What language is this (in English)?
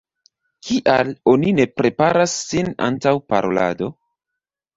Esperanto